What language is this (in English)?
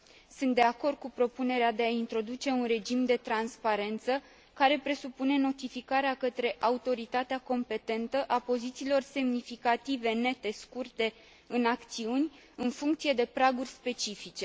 Romanian